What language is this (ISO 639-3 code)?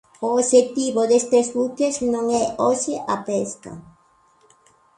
glg